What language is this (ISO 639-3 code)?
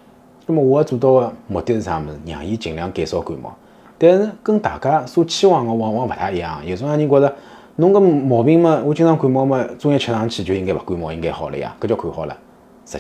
zho